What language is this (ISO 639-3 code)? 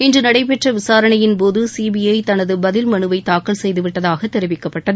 tam